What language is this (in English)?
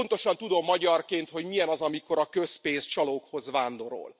Hungarian